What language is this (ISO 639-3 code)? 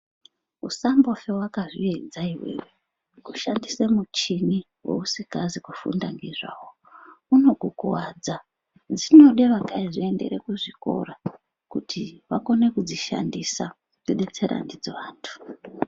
ndc